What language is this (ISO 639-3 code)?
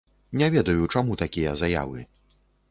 bel